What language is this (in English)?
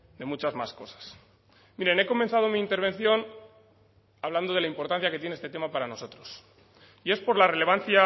Spanish